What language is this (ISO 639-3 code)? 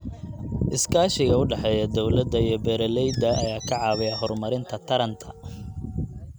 som